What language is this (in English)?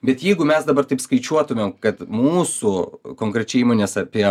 Lithuanian